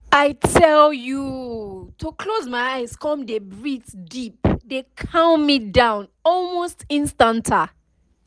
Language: Nigerian Pidgin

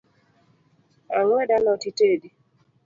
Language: Luo (Kenya and Tanzania)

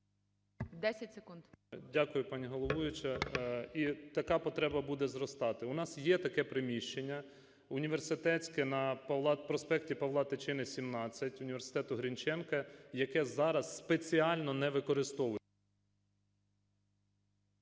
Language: Ukrainian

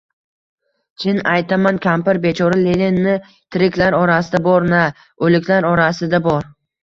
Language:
Uzbek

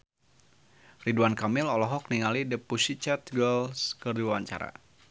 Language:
Sundanese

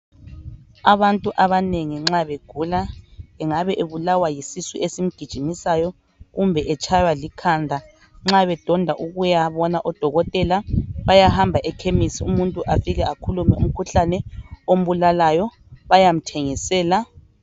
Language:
North Ndebele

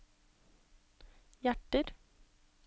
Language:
Norwegian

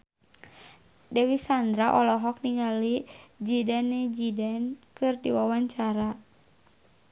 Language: Sundanese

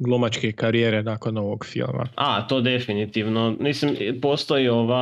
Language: Croatian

